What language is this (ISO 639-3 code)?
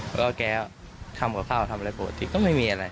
tha